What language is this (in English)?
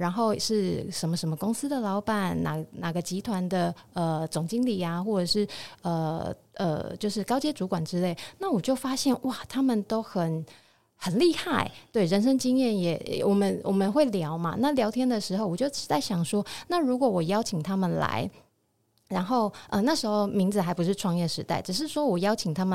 Chinese